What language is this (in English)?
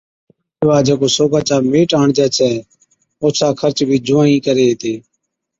Od